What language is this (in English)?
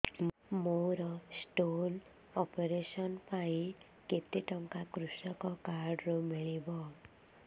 Odia